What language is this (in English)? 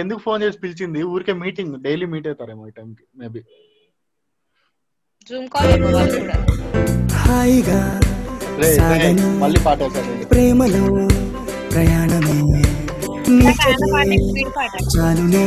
Telugu